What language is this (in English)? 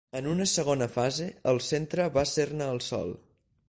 Catalan